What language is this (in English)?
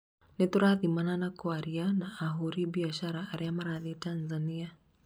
Kikuyu